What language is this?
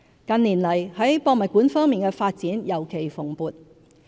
Cantonese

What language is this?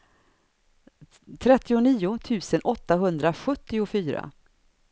Swedish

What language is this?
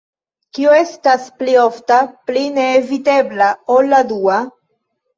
Esperanto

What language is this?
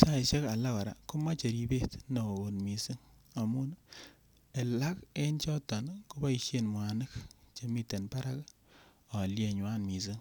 Kalenjin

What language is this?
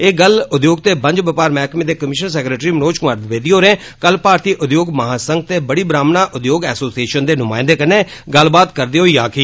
Dogri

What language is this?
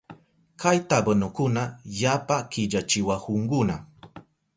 Southern Pastaza Quechua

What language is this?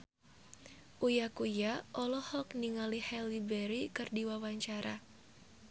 Sundanese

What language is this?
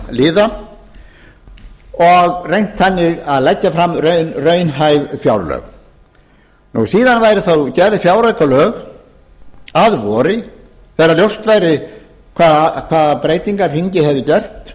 Icelandic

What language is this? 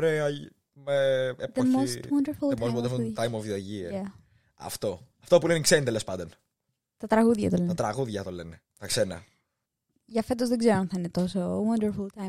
Greek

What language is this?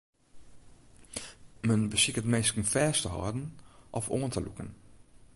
Western Frisian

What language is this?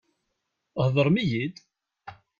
Kabyle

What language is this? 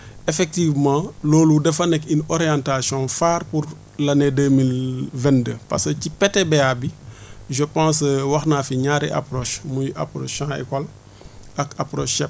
Wolof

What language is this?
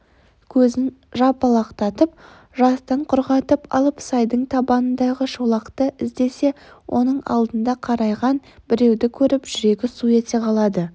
Kazakh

